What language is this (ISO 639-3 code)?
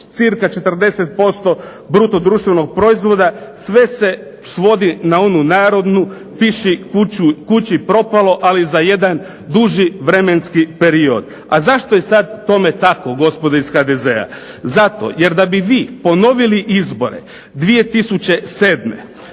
hrv